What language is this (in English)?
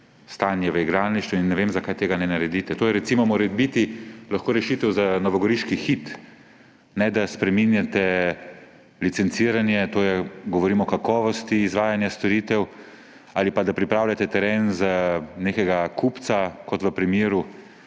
Slovenian